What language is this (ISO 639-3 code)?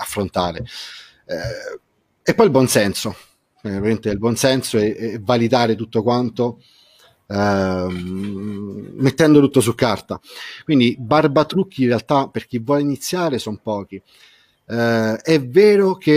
ita